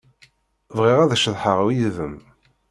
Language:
Kabyle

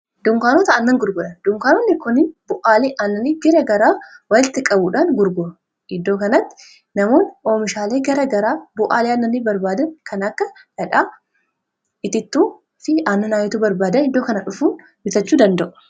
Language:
Oromo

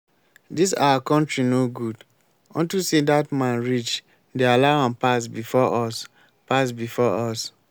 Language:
Nigerian Pidgin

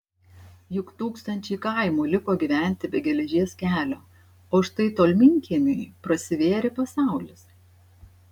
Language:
Lithuanian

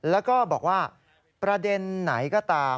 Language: Thai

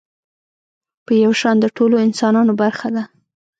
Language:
Pashto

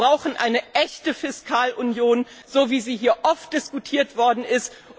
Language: German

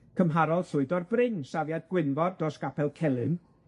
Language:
Welsh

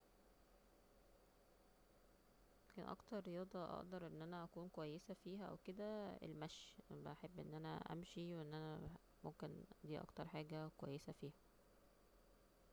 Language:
Egyptian Arabic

